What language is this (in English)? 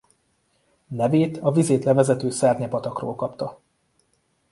Hungarian